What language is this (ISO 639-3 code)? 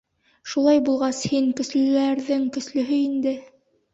bak